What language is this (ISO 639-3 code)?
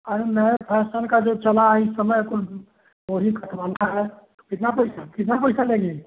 hin